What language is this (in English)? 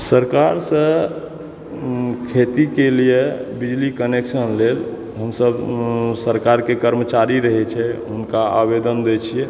Maithili